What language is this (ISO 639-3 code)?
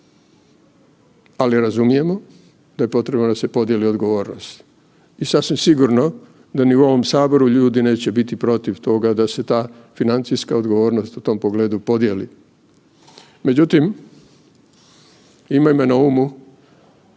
hrv